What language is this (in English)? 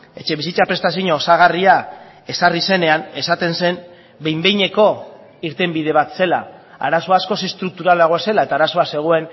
Basque